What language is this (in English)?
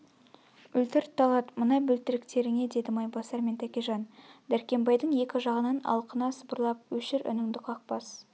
Kazakh